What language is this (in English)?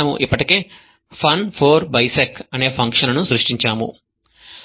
Telugu